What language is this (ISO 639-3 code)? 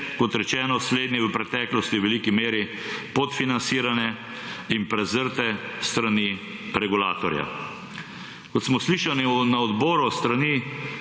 slv